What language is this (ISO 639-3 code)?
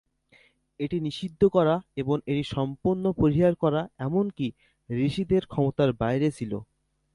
ben